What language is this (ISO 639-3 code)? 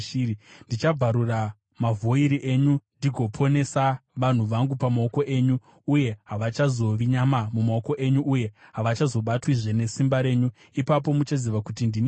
sna